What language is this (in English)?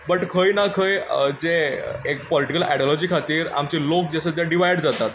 Konkani